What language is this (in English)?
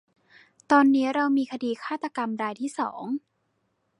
Thai